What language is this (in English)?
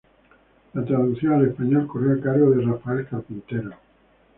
Spanish